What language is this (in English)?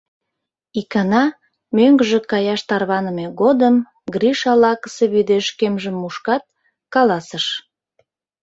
Mari